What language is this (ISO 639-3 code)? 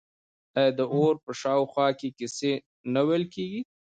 pus